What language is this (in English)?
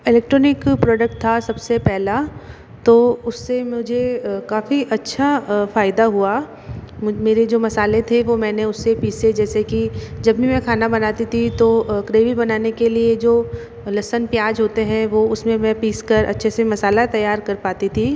Hindi